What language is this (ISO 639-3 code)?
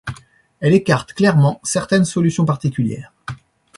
fra